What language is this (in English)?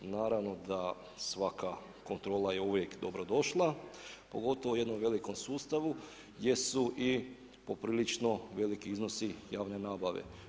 Croatian